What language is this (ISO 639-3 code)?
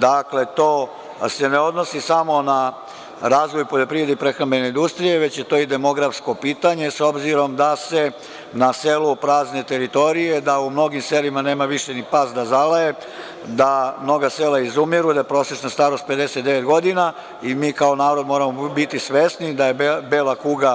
srp